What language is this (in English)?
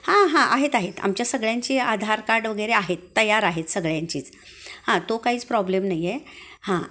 Marathi